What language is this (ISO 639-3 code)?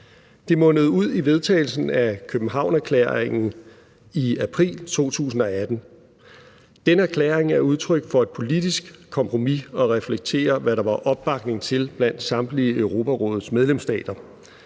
dan